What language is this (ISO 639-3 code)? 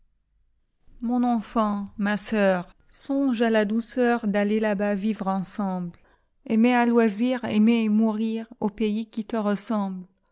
fra